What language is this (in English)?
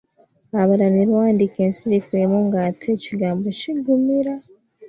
Ganda